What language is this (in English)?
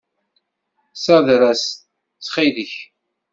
Kabyle